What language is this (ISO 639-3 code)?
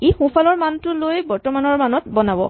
asm